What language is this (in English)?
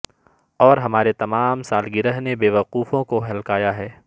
Urdu